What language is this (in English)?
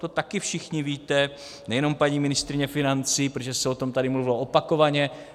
Czech